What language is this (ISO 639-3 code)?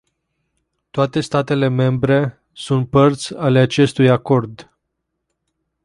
ron